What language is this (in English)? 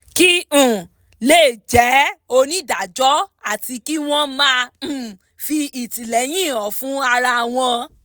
Yoruba